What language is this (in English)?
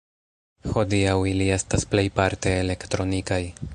Esperanto